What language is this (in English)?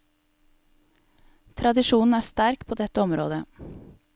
Norwegian